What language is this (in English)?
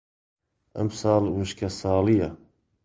Central Kurdish